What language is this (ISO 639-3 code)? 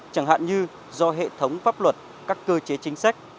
vie